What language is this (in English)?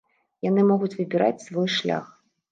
Belarusian